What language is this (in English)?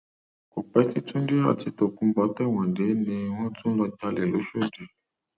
Yoruba